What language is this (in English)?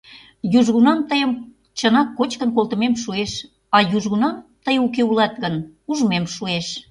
Mari